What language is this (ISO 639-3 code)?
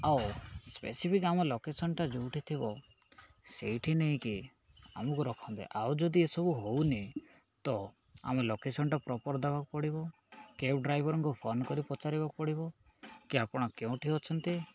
ori